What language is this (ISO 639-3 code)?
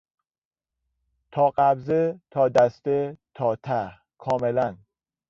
fas